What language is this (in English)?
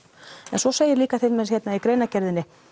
Icelandic